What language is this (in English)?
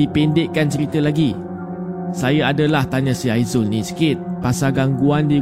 Malay